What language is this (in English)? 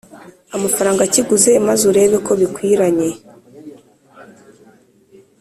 Kinyarwanda